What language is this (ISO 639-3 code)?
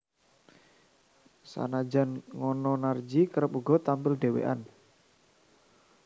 jav